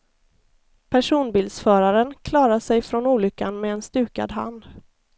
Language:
Swedish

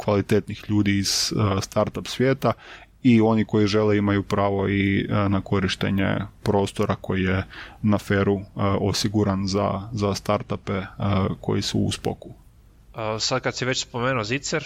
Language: Croatian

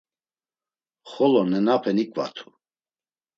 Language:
Laz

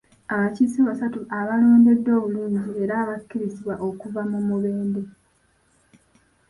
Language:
Ganda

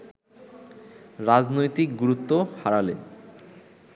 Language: Bangla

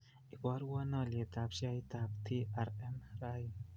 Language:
Kalenjin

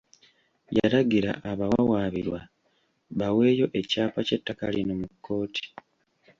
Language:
Ganda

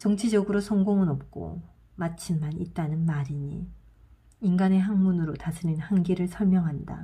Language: Korean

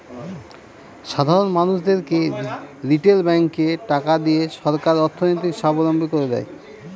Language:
Bangla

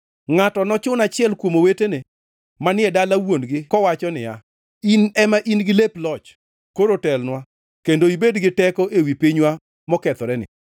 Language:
Luo (Kenya and Tanzania)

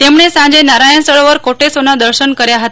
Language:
Gujarati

